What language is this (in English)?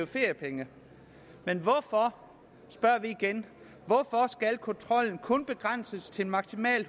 Danish